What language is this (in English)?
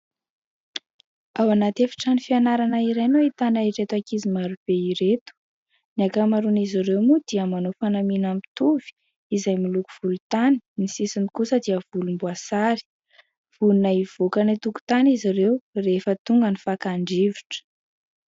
Malagasy